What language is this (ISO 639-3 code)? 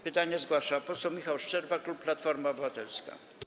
pol